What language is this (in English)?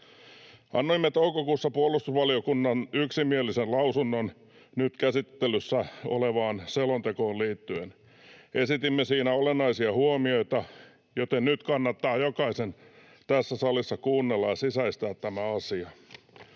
Finnish